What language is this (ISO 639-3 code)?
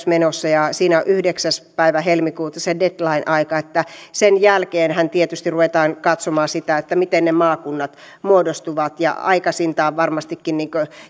fin